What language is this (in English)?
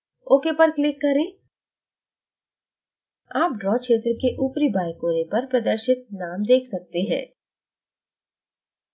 Hindi